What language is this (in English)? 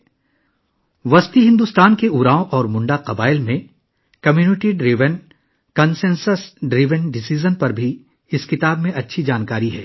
Urdu